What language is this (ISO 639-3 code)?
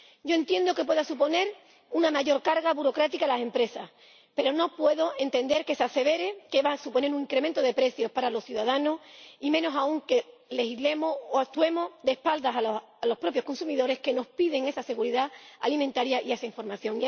spa